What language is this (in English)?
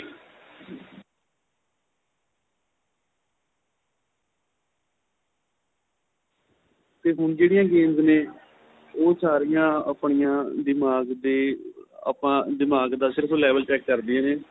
Punjabi